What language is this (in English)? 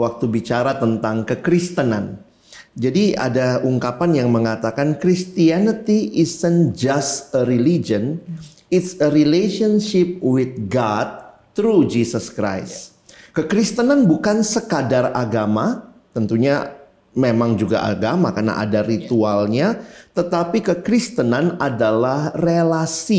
Indonesian